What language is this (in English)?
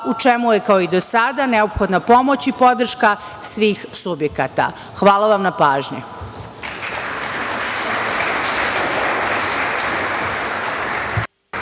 Serbian